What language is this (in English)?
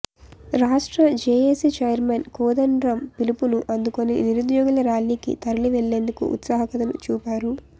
Telugu